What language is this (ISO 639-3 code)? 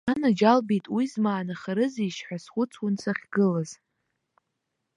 abk